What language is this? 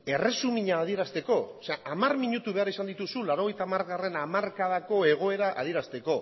Basque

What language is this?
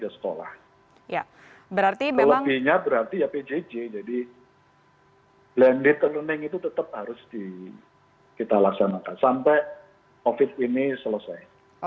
Indonesian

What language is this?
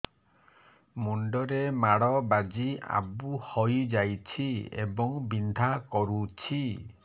Odia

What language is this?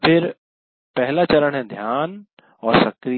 Hindi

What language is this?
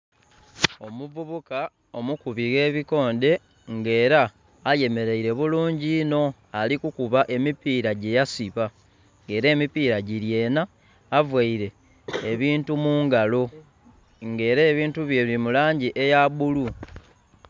Soga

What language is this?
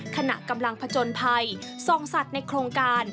Thai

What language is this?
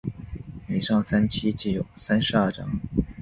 Chinese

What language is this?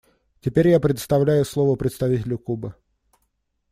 Russian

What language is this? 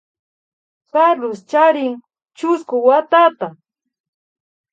Imbabura Highland Quichua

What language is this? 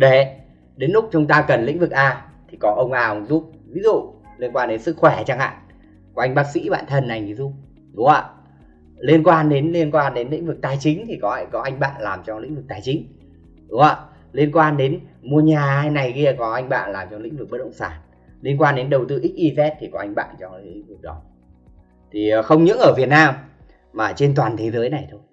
Vietnamese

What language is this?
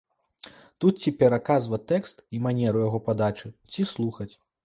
Belarusian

